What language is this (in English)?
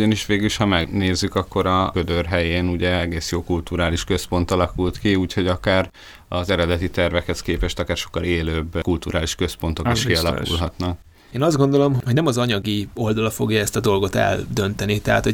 Hungarian